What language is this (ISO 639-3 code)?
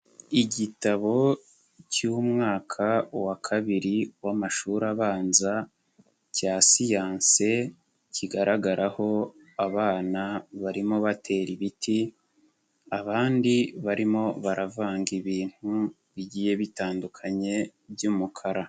kin